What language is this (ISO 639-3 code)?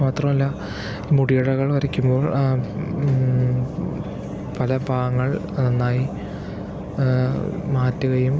mal